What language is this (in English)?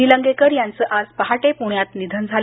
Marathi